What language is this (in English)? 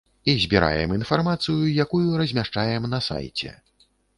Belarusian